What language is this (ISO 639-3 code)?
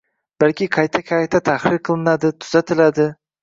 uzb